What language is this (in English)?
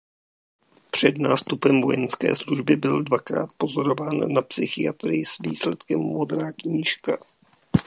Czech